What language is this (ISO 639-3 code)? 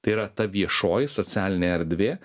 lit